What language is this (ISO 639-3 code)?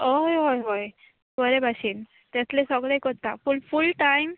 kok